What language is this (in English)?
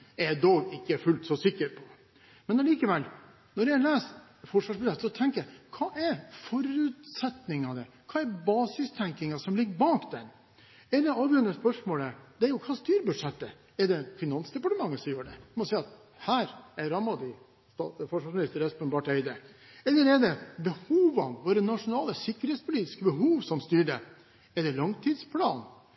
Norwegian Bokmål